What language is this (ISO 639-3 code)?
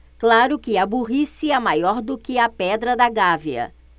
por